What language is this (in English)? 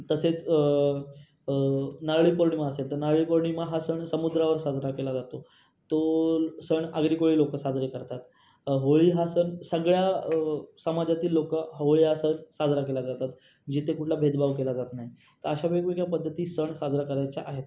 Marathi